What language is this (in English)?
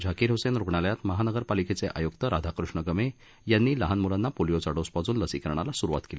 Marathi